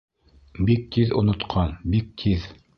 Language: Bashkir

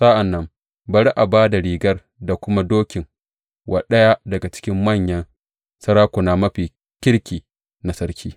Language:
Hausa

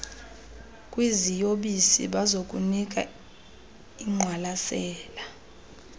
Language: Xhosa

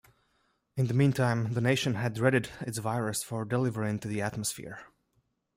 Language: English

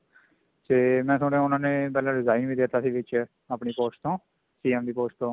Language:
Punjabi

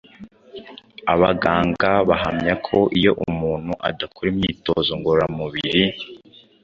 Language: Kinyarwanda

